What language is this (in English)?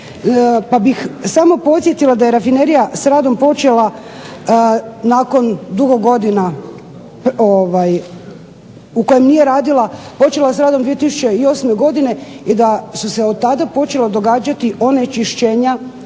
Croatian